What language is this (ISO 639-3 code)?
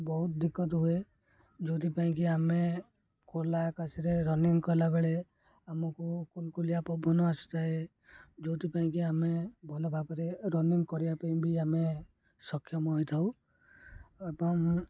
ori